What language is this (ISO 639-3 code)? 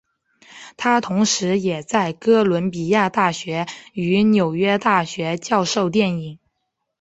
zho